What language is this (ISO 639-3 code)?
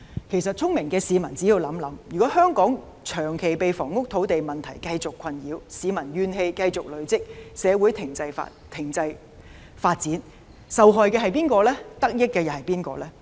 yue